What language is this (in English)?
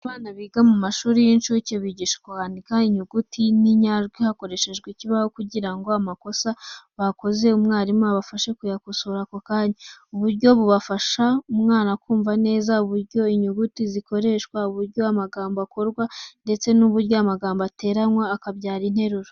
Kinyarwanda